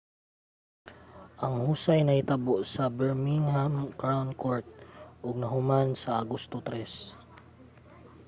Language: Cebuano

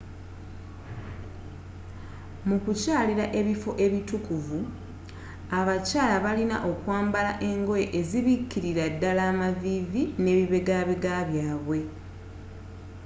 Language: Ganda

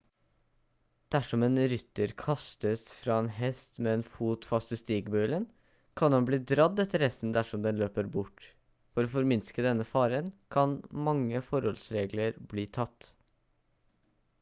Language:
Norwegian Bokmål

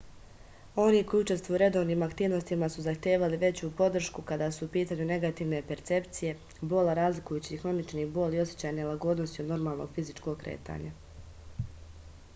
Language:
Serbian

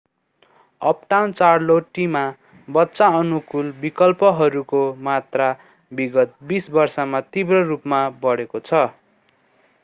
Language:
Nepali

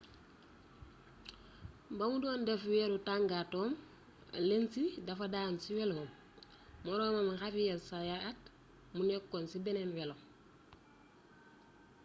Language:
Wolof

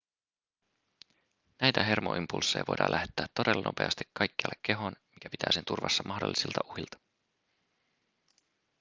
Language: Finnish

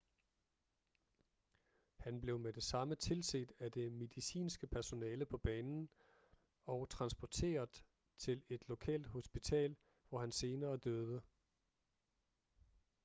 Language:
Danish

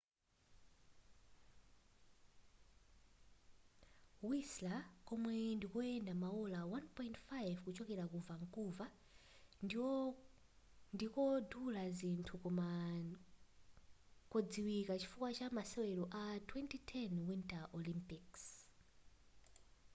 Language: Nyanja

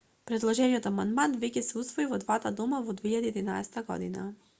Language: Macedonian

